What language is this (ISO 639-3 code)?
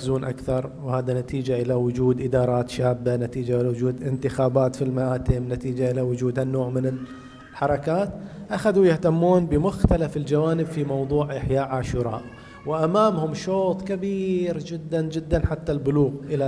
ara